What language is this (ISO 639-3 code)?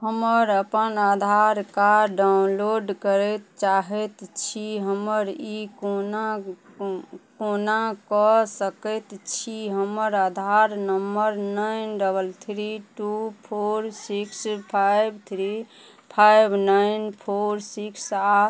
mai